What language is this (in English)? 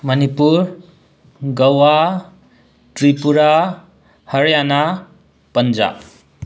Manipuri